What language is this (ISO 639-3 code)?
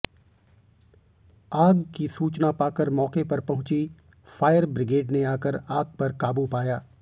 hin